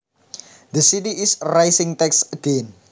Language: Javanese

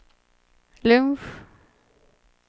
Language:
Swedish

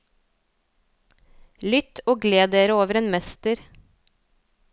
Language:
Norwegian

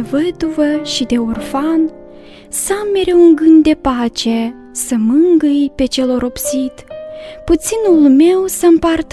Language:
Romanian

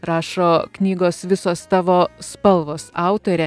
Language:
Lithuanian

